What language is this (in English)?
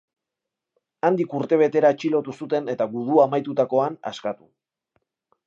Basque